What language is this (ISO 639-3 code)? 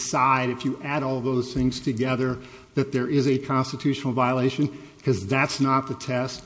eng